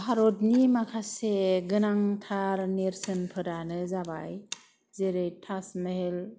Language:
Bodo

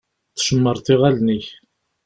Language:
Kabyle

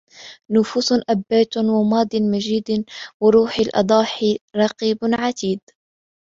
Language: Arabic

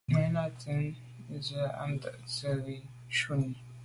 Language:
Medumba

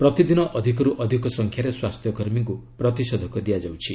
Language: Odia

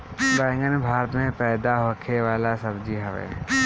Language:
Bhojpuri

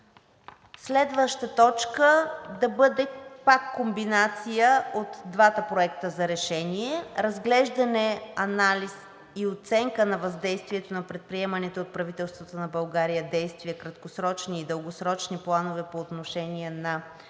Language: Bulgarian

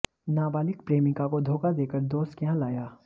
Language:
Hindi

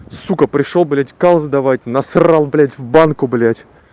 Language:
Russian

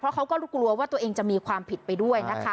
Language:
Thai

